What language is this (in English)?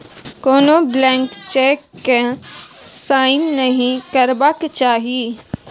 Maithili